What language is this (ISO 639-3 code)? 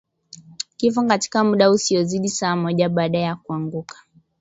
swa